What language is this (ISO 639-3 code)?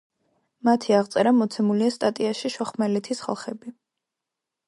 kat